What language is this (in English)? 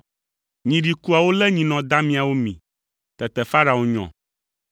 Ewe